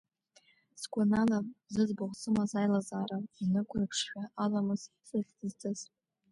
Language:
Abkhazian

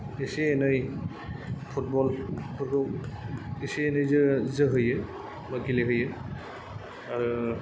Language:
Bodo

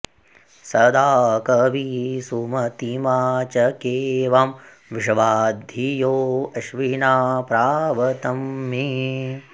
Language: Sanskrit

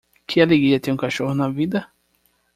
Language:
Portuguese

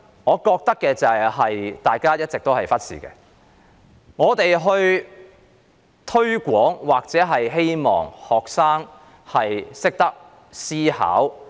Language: Cantonese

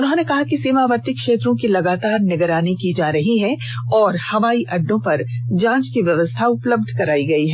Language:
Hindi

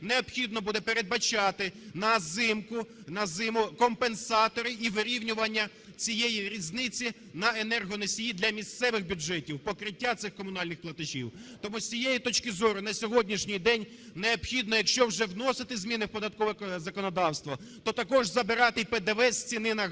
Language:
Ukrainian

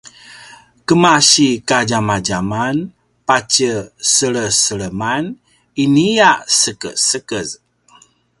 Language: Paiwan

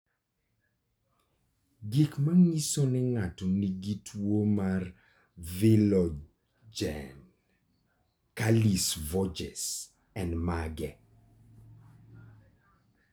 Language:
Luo (Kenya and Tanzania)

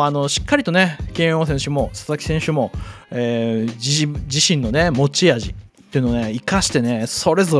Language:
Japanese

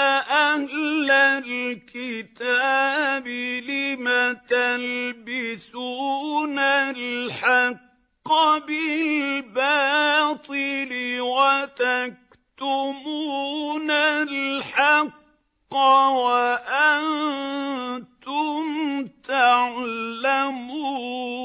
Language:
Arabic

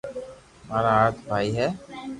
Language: Loarki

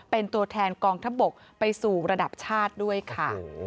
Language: Thai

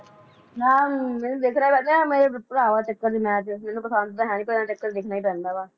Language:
Punjabi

